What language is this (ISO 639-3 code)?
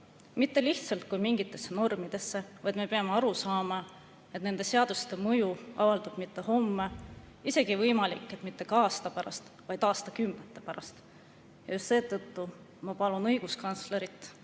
est